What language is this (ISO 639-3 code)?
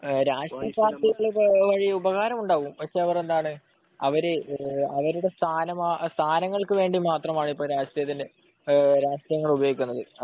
mal